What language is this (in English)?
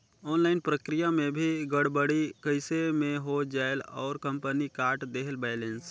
Chhattisgarhi